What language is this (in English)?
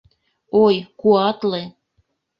Mari